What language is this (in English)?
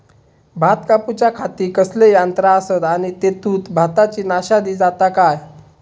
Marathi